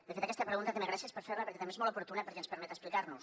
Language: Catalan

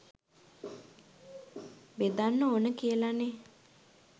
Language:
Sinhala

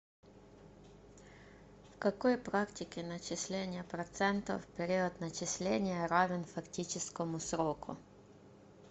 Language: Russian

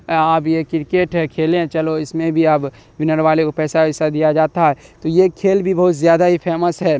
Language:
Urdu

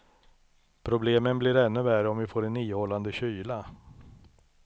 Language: Swedish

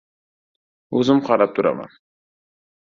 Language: Uzbek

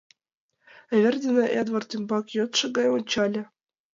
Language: Mari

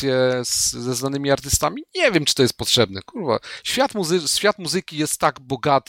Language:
Polish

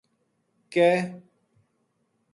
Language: Gujari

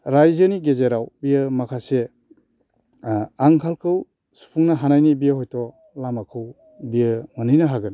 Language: Bodo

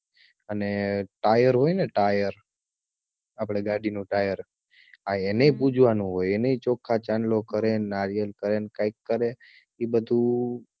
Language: Gujarati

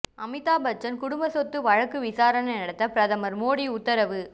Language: Tamil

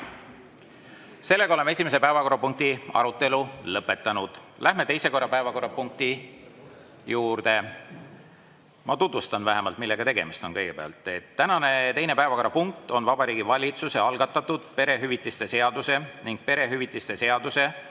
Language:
Estonian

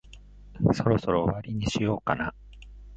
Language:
Japanese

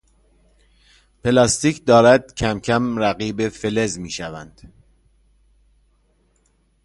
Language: Persian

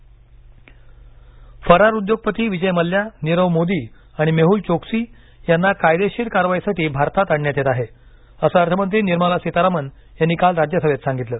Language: Marathi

